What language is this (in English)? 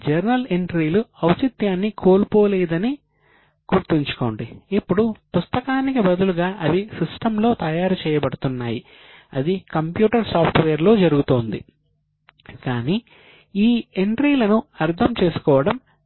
Telugu